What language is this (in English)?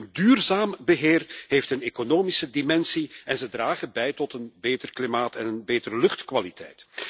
Dutch